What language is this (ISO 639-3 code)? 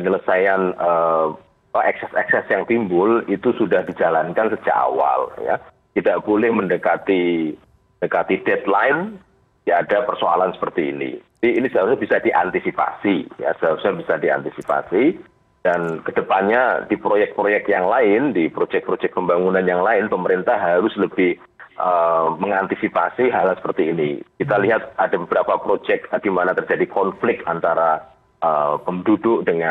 ind